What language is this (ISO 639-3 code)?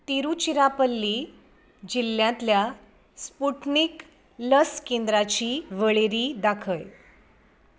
kok